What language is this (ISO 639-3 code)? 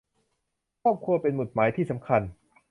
tha